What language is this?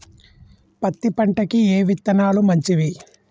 Telugu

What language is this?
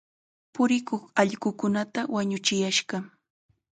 Chiquián Ancash Quechua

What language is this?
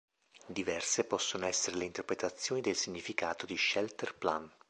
Italian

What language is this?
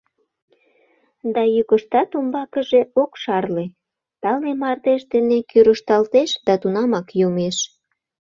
Mari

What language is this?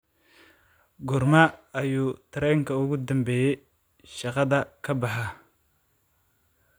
Somali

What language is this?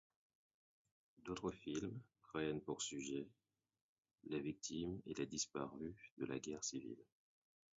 French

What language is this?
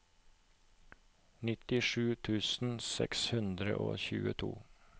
Norwegian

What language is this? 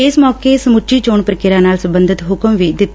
Punjabi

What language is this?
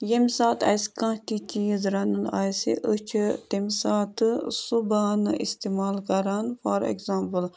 Kashmiri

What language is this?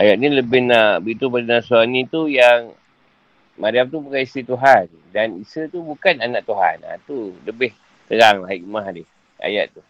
Malay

